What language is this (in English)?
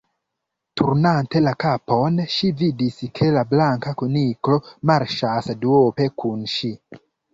Esperanto